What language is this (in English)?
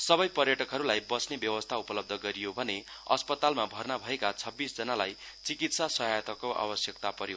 Nepali